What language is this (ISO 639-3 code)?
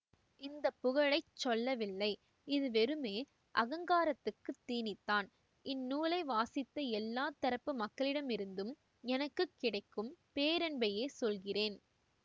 tam